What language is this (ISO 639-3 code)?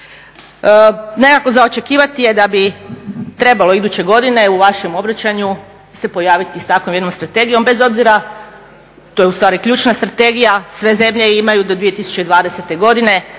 hrv